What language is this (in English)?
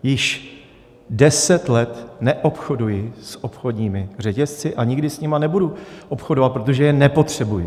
Czech